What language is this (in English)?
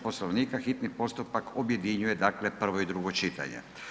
Croatian